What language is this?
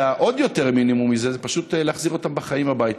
Hebrew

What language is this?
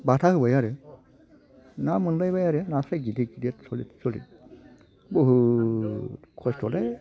Bodo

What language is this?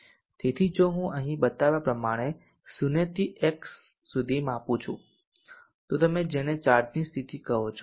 Gujarati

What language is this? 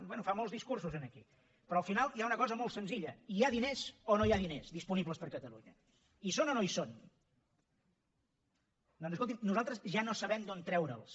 Catalan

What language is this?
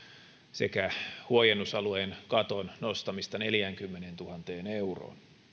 Finnish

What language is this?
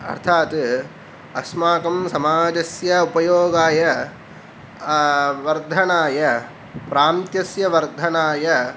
Sanskrit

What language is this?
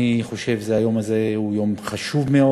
Hebrew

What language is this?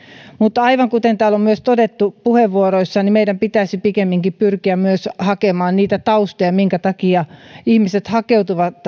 Finnish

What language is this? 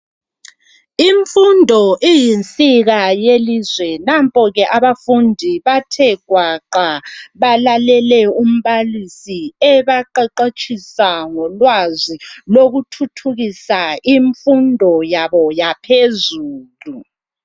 North Ndebele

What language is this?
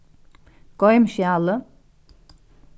Faroese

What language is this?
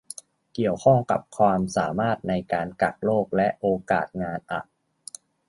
Thai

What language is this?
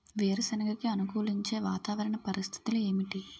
Telugu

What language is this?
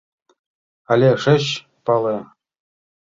Mari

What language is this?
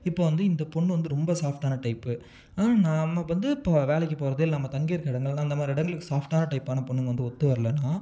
Tamil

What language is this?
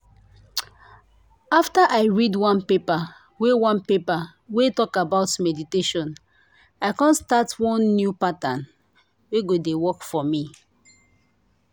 Nigerian Pidgin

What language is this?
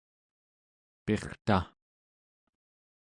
Central Yupik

